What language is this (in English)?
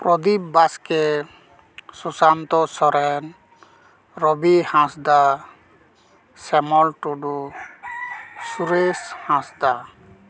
Santali